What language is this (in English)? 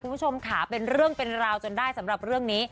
Thai